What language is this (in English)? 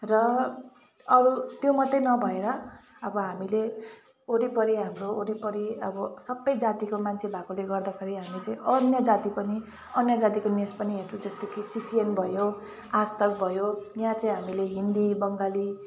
Nepali